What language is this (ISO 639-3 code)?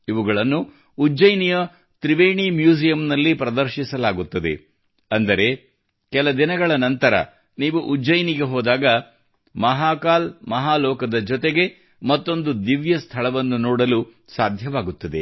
kan